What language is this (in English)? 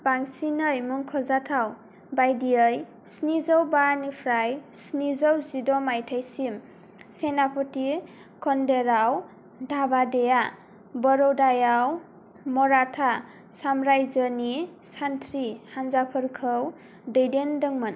Bodo